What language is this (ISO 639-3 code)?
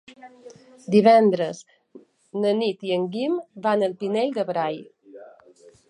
cat